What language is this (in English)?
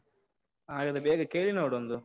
Kannada